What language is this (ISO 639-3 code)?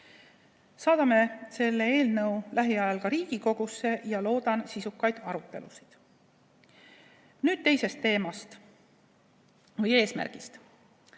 est